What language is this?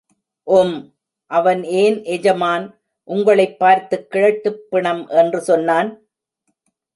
Tamil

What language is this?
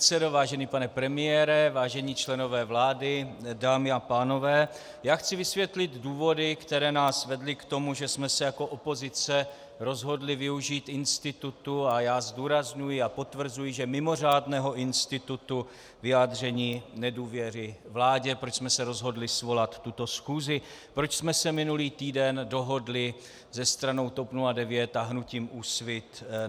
Czech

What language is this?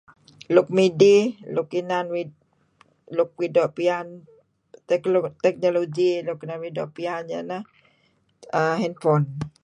Kelabit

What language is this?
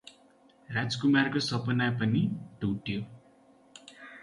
Nepali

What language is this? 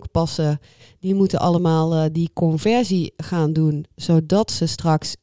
Dutch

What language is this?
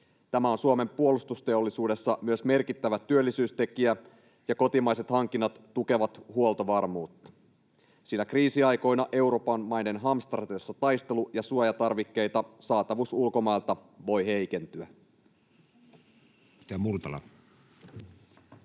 Finnish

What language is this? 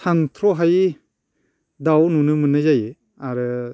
Bodo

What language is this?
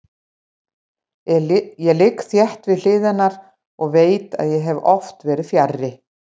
Icelandic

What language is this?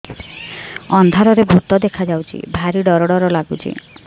Odia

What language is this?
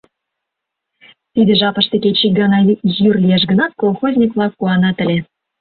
Mari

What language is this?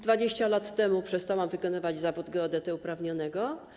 Polish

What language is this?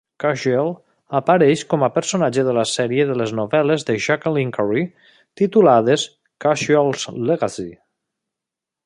Catalan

